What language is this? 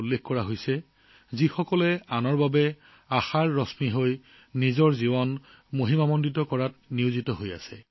Assamese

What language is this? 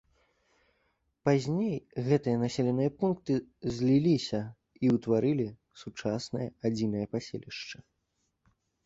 Belarusian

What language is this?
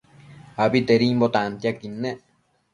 Matsés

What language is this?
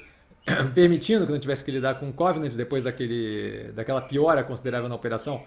Portuguese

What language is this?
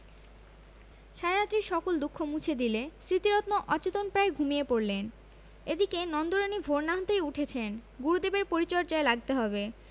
Bangla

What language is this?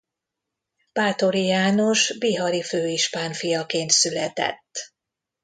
Hungarian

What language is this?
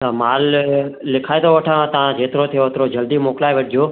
Sindhi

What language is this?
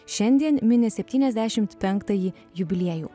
Lithuanian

